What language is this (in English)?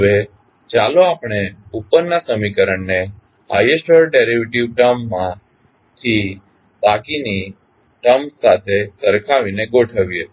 Gujarati